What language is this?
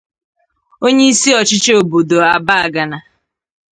Igbo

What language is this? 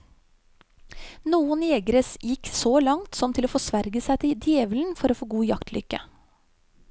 Norwegian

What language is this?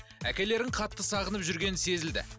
Kazakh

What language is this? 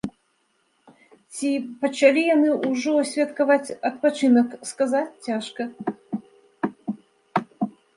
Belarusian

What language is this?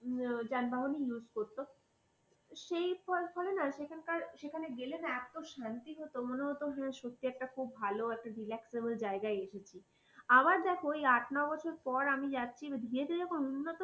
Bangla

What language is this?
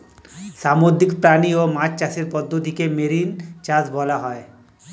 Bangla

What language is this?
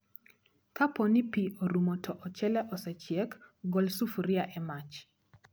Luo (Kenya and Tanzania)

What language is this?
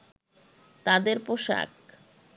Bangla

